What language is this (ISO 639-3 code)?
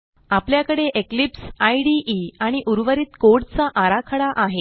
mar